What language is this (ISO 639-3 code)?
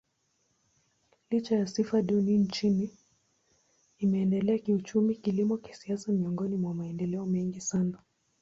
swa